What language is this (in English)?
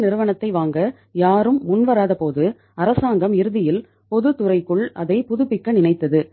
Tamil